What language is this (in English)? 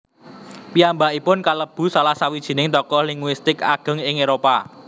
Javanese